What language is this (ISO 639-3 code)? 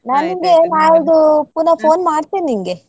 kan